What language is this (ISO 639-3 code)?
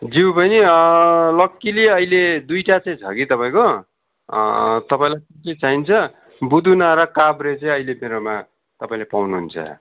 nep